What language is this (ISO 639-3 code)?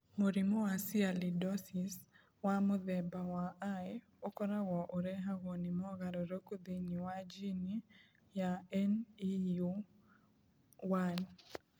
kik